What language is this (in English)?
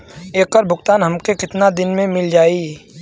Bhojpuri